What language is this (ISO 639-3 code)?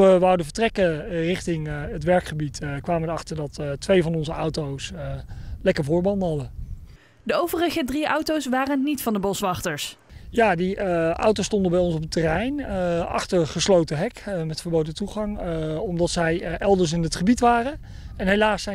nld